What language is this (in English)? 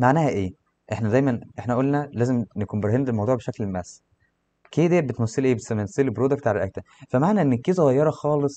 Arabic